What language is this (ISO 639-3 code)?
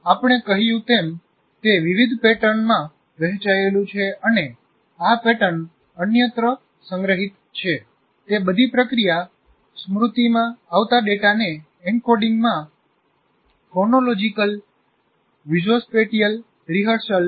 guj